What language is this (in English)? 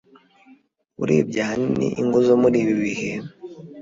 Kinyarwanda